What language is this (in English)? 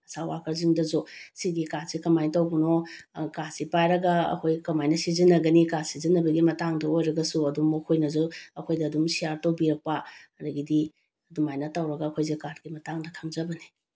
Manipuri